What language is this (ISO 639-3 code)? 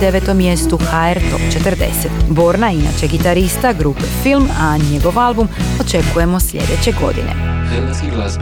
hrv